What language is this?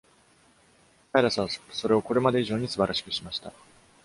Japanese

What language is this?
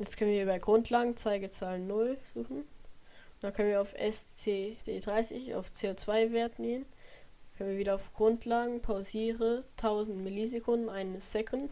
German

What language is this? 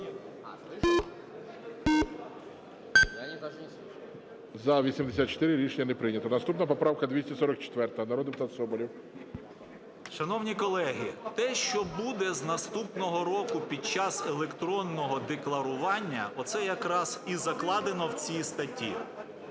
Ukrainian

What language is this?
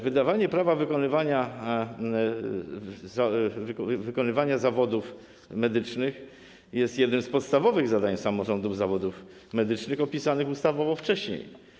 Polish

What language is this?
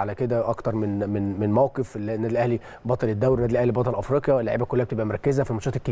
Arabic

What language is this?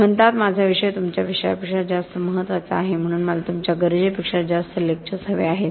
Marathi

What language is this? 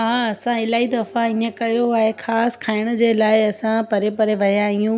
Sindhi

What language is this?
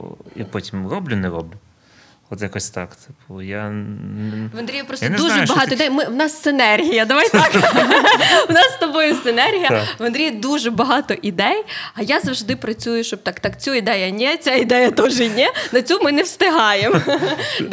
Ukrainian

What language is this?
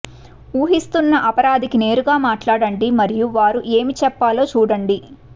Telugu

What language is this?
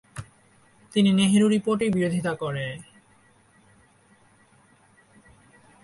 Bangla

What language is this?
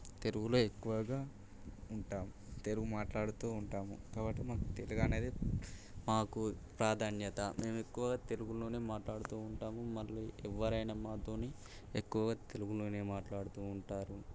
Telugu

